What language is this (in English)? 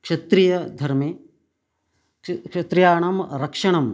Sanskrit